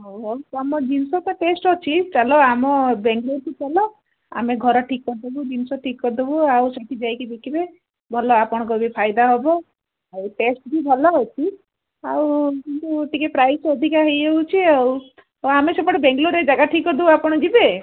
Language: Odia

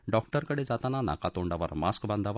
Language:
Marathi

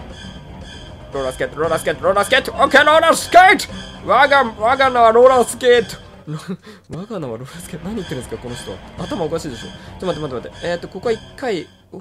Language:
Japanese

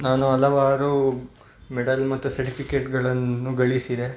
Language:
Kannada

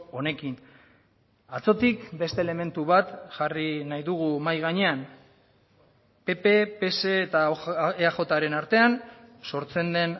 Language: Basque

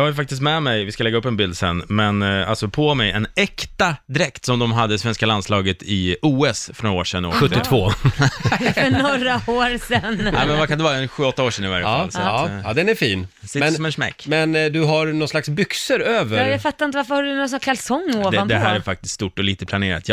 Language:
Swedish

